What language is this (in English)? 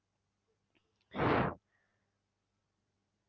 Bangla